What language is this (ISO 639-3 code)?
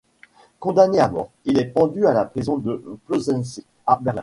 fra